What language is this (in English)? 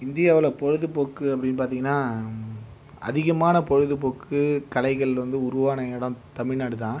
Tamil